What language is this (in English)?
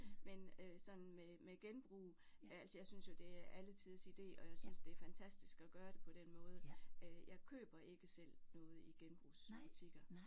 Danish